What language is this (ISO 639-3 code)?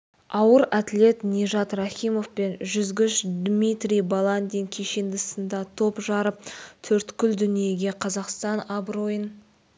kaz